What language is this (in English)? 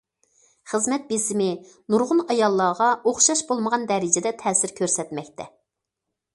Uyghur